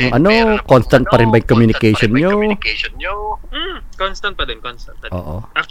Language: Filipino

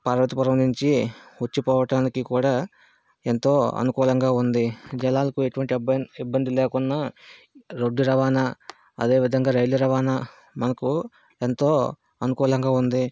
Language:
Telugu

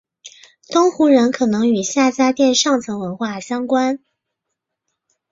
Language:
Chinese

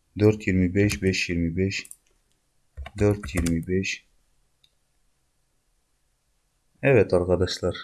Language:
Turkish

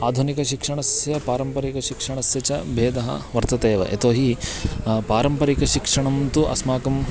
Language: Sanskrit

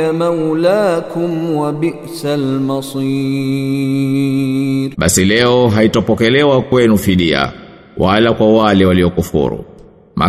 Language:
Swahili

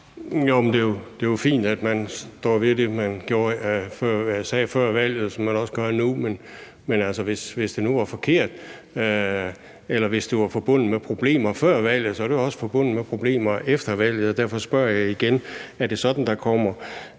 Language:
Danish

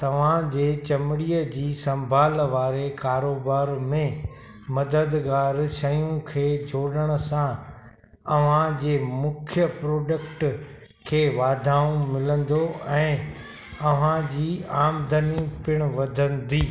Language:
Sindhi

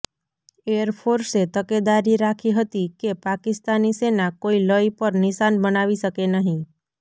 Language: Gujarati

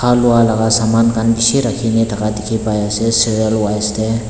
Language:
Naga Pidgin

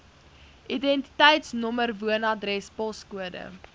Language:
Afrikaans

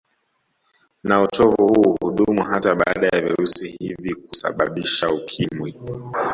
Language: Swahili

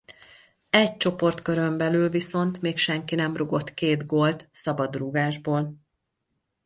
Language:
Hungarian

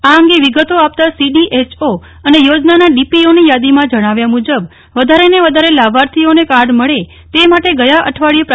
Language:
Gujarati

